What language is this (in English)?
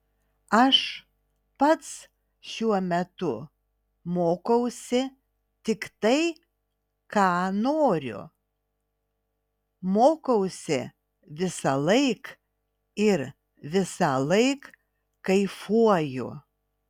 Lithuanian